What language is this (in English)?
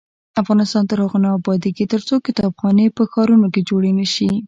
Pashto